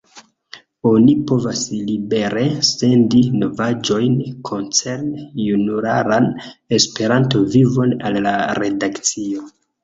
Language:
Esperanto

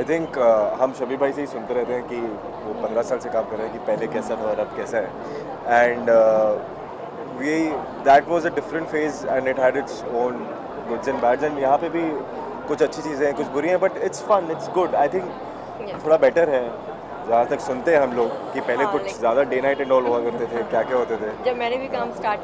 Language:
Italian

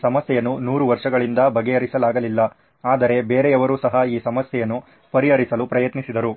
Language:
Kannada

